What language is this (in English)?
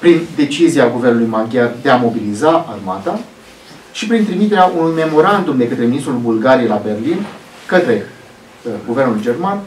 Romanian